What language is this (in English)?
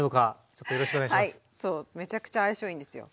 Japanese